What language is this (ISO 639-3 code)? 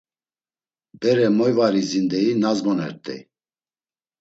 lzz